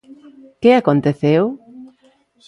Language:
Galician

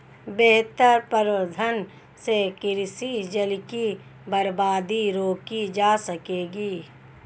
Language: Hindi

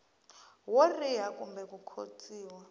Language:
Tsonga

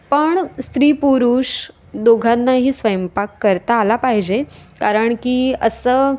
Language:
Marathi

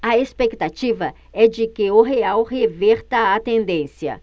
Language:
Portuguese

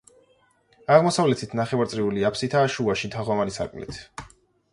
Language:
Georgian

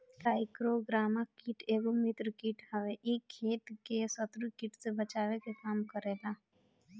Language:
Bhojpuri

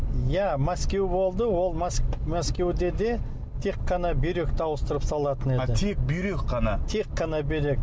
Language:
Kazakh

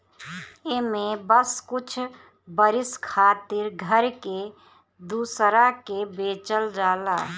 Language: Bhojpuri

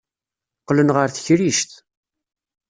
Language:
Kabyle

